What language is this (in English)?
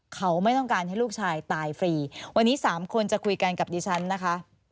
Thai